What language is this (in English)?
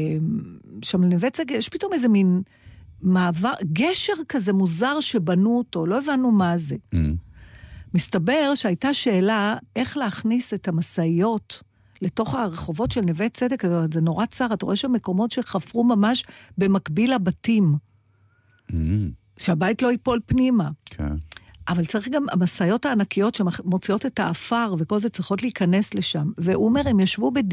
Hebrew